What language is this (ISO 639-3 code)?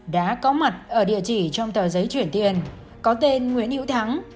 vie